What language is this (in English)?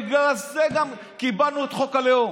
Hebrew